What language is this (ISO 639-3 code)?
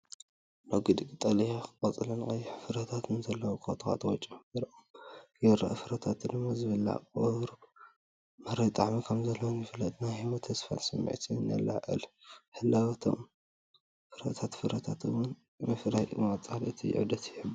tir